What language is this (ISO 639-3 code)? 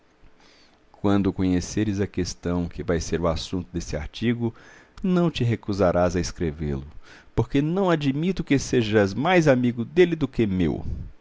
por